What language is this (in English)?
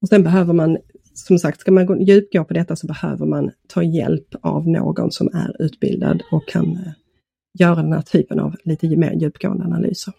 Swedish